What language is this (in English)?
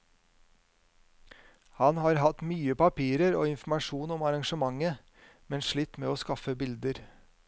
Norwegian